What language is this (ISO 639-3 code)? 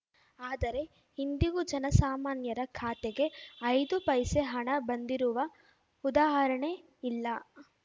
kan